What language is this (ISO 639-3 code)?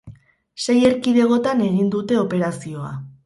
eus